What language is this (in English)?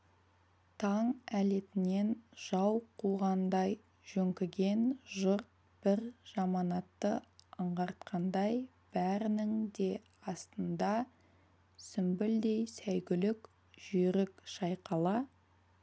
Kazakh